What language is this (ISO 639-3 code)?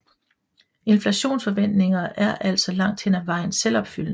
dan